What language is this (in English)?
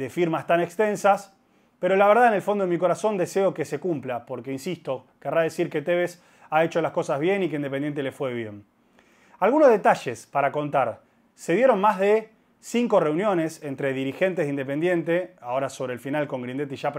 Spanish